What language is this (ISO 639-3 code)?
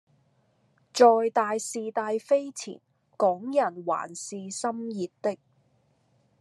yue